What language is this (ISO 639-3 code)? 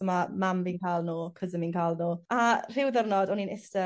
cym